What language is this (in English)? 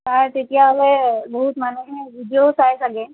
Assamese